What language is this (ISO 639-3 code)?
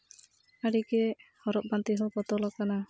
sat